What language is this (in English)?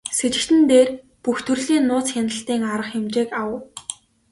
Mongolian